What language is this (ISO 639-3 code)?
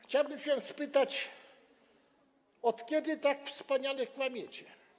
pol